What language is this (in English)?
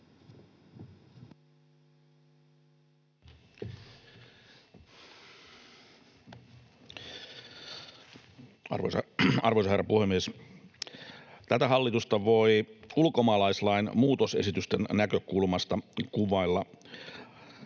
Finnish